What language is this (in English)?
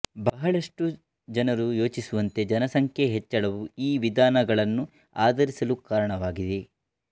Kannada